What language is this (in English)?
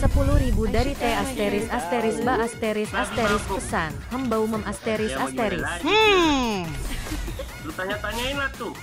Indonesian